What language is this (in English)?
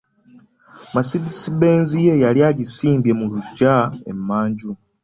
Ganda